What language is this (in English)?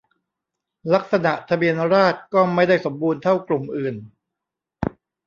Thai